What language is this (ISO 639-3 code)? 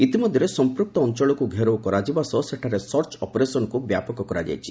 ori